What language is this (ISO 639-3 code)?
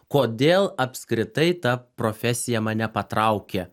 lit